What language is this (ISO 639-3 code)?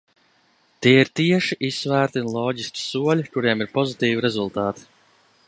lav